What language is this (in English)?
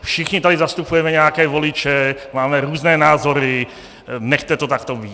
Czech